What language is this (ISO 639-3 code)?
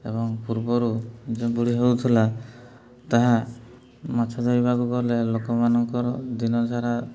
ori